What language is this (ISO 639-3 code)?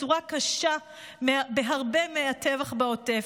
heb